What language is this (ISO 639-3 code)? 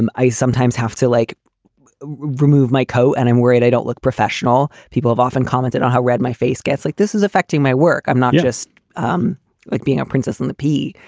eng